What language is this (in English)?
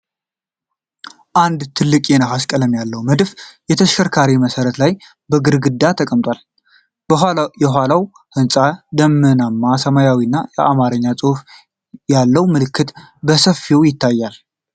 Amharic